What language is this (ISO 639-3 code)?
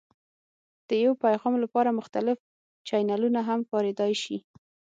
pus